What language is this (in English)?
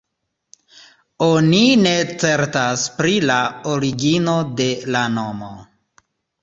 Esperanto